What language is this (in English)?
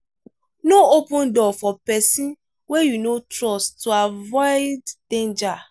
Nigerian Pidgin